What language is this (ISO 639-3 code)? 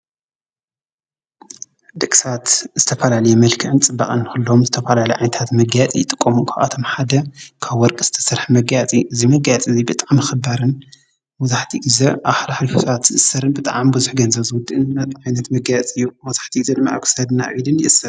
tir